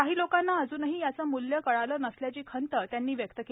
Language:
Marathi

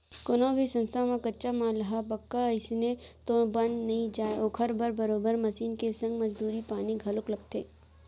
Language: Chhattisgarhi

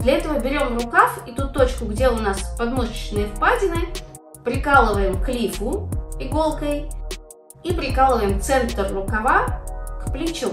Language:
Russian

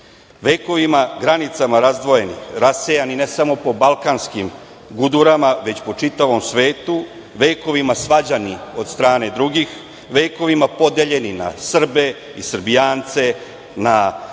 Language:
Serbian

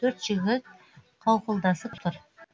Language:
Kazakh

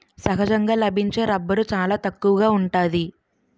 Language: Telugu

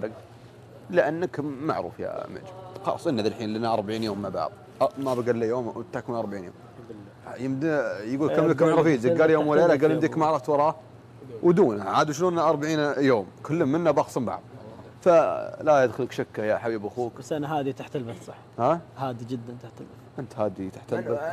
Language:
Arabic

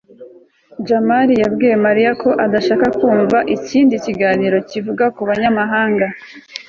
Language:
Kinyarwanda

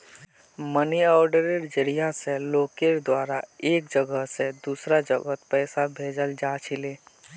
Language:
Magahi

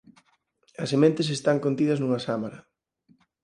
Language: Galician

